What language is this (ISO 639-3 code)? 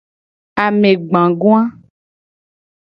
gej